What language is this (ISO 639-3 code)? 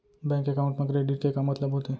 hne